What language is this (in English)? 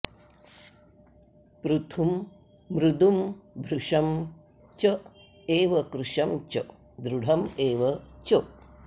Sanskrit